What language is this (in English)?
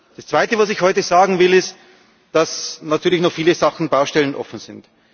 German